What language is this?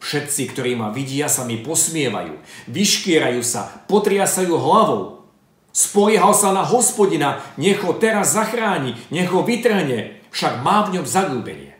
Slovak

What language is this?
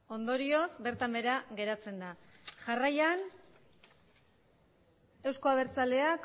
Basque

